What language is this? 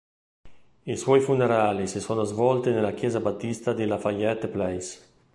Italian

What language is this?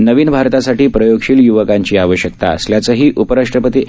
Marathi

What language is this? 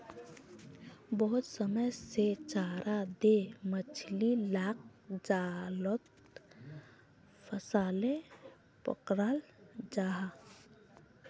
Magahi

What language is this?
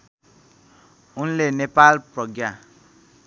Nepali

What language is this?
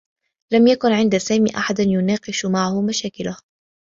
Arabic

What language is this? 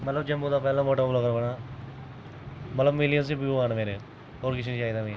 Dogri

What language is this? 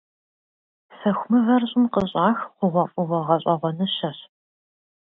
Kabardian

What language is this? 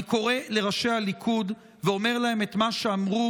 Hebrew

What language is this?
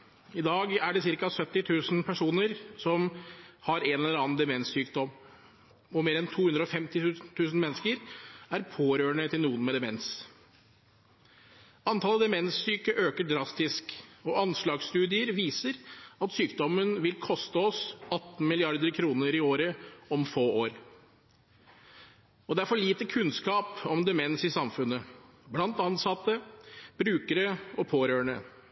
Norwegian Bokmål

